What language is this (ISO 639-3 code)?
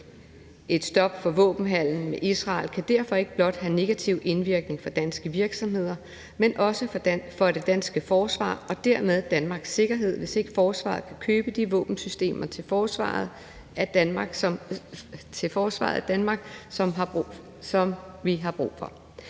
dan